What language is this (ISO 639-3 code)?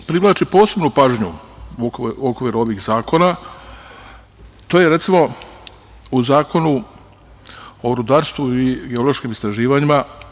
srp